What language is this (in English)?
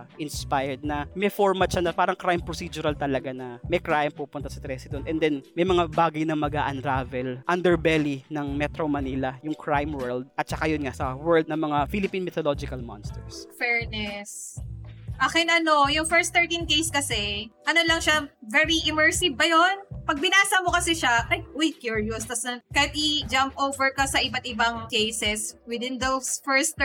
Filipino